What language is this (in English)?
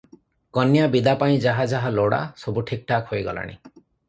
Odia